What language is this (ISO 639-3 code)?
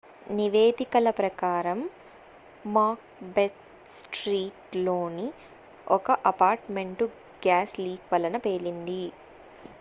tel